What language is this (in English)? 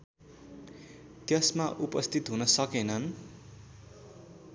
Nepali